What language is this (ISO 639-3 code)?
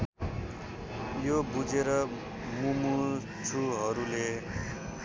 nep